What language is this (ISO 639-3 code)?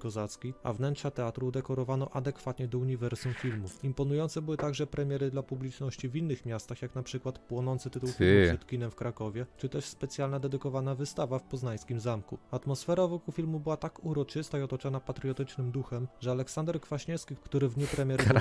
pol